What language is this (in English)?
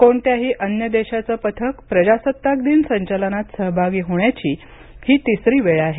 Marathi